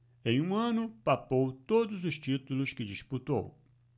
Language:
Portuguese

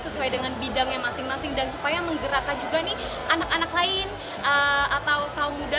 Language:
Indonesian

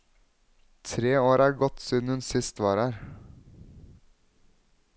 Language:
Norwegian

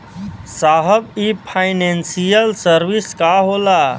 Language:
Bhojpuri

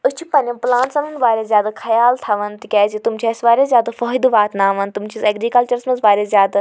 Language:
Kashmiri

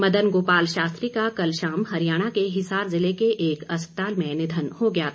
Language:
Hindi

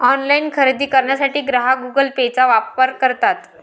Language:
Marathi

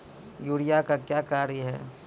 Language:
Maithili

